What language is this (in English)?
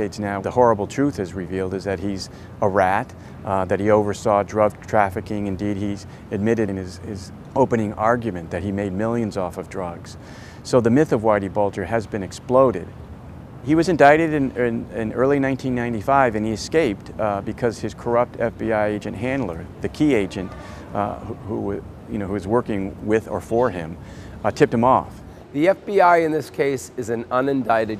English